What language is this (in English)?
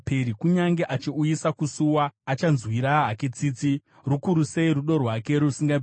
Shona